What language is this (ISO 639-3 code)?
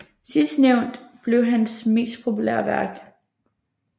dan